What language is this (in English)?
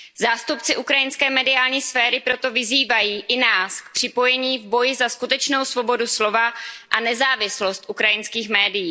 Czech